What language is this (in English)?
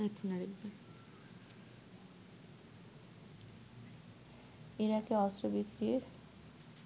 Bangla